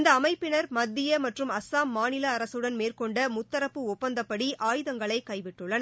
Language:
Tamil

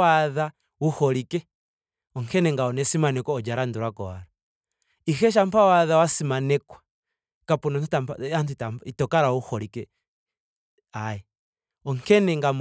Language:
Ndonga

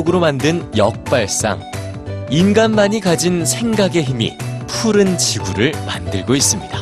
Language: Korean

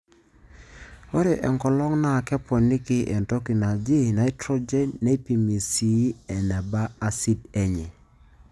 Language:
Masai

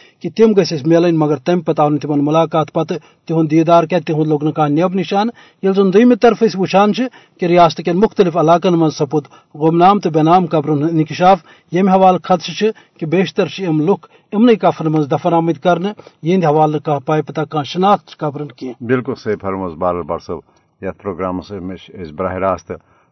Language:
Urdu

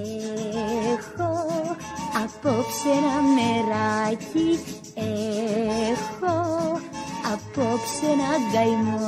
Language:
Greek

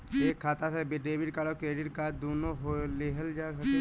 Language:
Bhojpuri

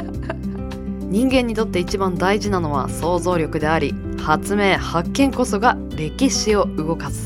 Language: Japanese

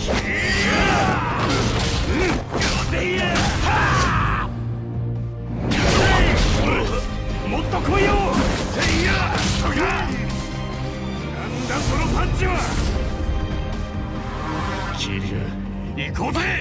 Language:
Japanese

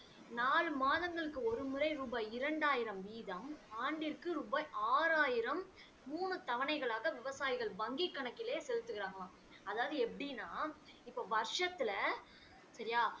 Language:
Tamil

